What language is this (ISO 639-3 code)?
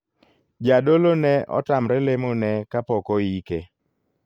luo